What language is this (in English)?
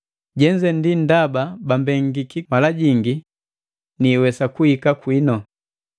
Matengo